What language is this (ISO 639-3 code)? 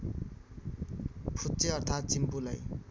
nep